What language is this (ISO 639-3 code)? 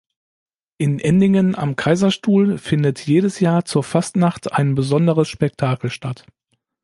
deu